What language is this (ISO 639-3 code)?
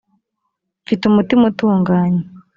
kin